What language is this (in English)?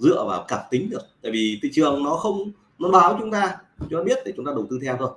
Vietnamese